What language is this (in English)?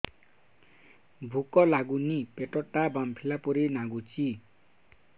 Odia